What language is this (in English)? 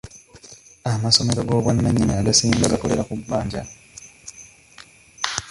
Ganda